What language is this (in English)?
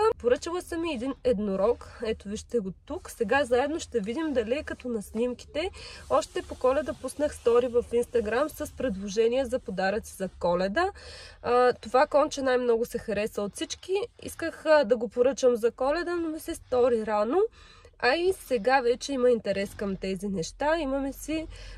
Bulgarian